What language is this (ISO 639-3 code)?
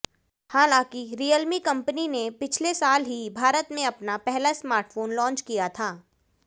hin